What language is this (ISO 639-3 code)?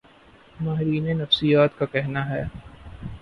urd